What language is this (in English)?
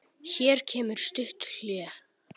Icelandic